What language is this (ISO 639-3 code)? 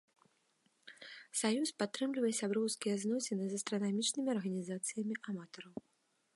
bel